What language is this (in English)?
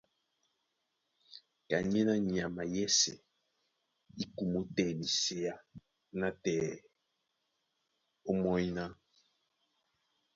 Duala